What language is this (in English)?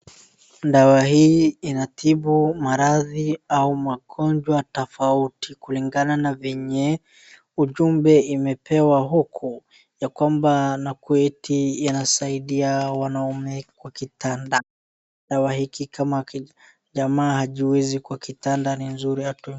Swahili